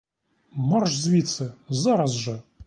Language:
Ukrainian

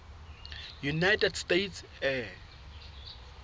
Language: Southern Sotho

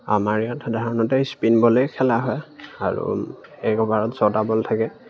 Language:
Assamese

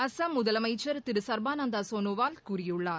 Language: Tamil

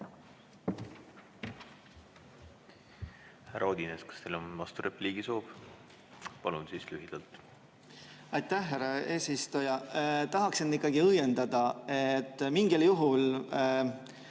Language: Estonian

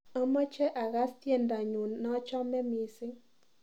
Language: Kalenjin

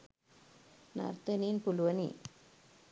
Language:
Sinhala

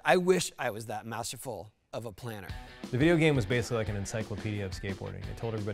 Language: English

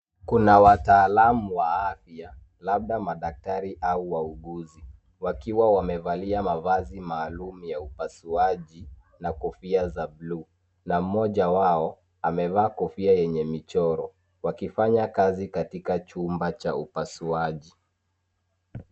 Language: Swahili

